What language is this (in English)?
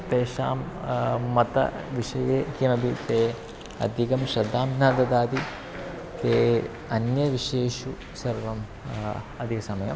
Sanskrit